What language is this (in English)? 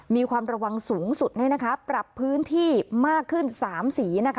Thai